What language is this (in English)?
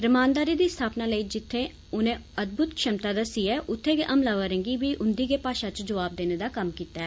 Dogri